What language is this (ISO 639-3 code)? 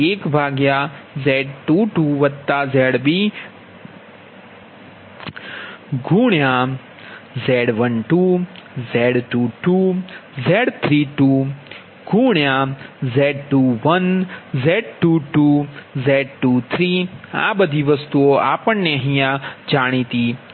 guj